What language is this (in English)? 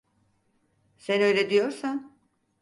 Turkish